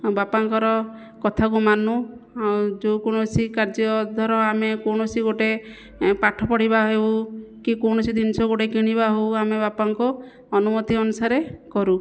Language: Odia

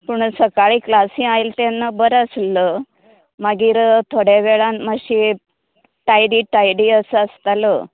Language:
Konkani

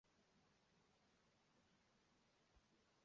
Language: Chinese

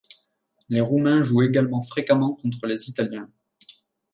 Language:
French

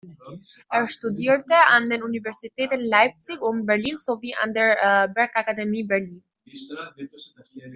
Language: German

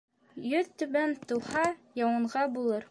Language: Bashkir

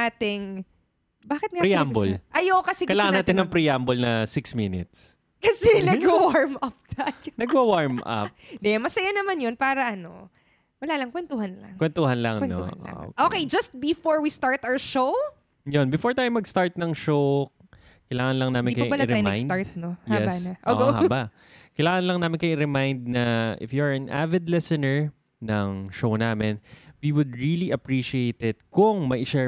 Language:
Filipino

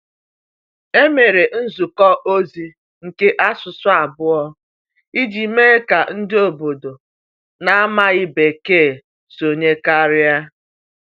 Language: Igbo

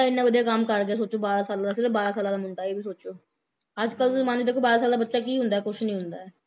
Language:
Punjabi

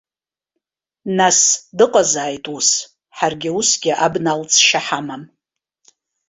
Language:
Abkhazian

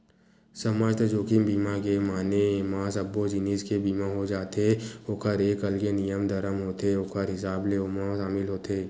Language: Chhattisgarhi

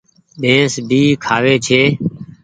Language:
Goaria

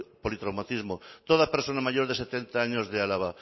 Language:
Spanish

